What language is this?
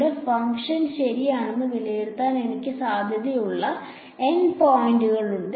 Malayalam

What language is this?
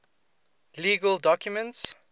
English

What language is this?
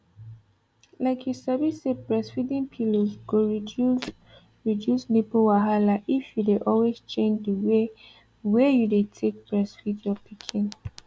Nigerian Pidgin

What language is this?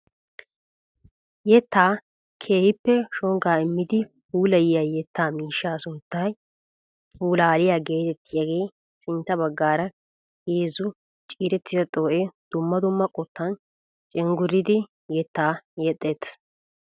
Wolaytta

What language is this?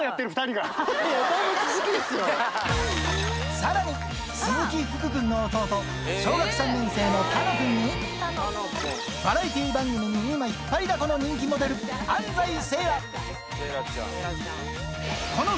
Japanese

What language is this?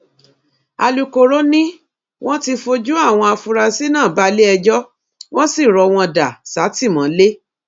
Yoruba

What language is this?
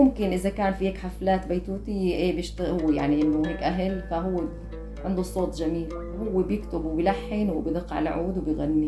Arabic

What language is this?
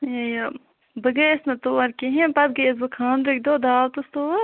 Kashmiri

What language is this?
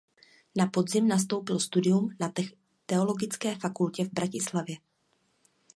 Czech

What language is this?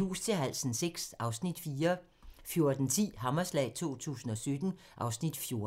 Danish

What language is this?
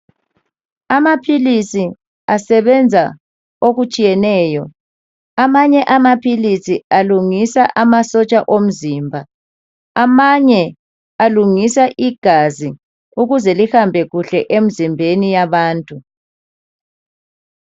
North Ndebele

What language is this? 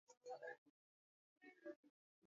Swahili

